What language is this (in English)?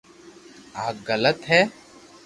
Loarki